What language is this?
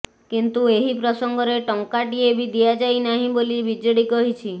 Odia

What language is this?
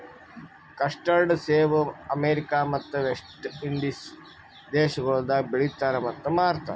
Kannada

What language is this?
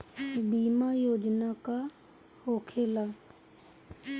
Bhojpuri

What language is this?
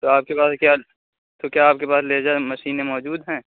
Urdu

